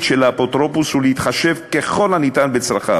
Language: Hebrew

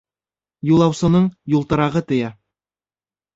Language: Bashkir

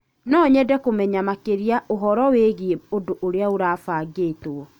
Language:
Kikuyu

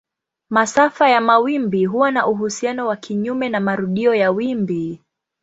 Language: Swahili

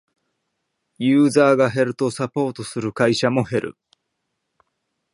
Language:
Japanese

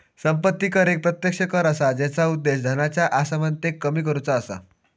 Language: Marathi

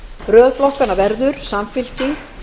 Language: Icelandic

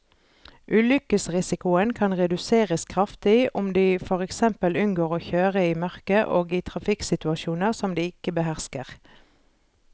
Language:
Norwegian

